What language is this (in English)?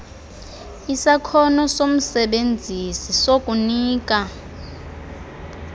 Xhosa